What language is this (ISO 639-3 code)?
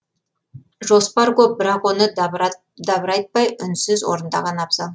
kaz